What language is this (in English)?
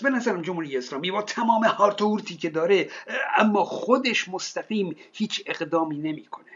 Persian